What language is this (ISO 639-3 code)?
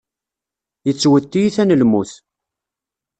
kab